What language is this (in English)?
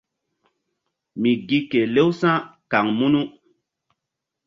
Mbum